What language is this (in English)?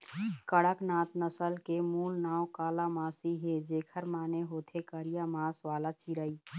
Chhattisgarhi